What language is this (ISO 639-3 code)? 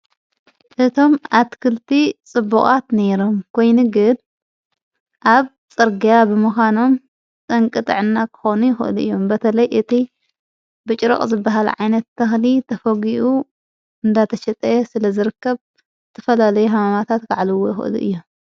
tir